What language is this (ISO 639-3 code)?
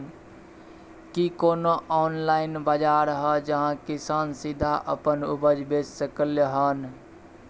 mai